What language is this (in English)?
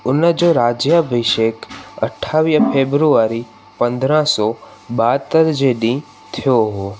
Sindhi